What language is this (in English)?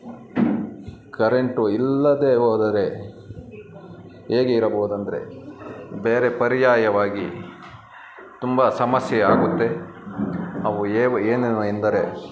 Kannada